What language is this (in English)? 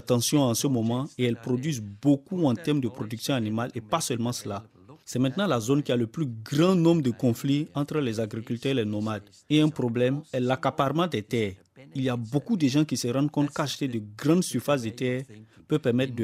French